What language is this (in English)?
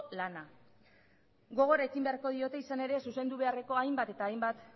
Basque